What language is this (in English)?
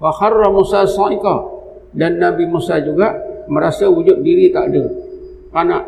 Malay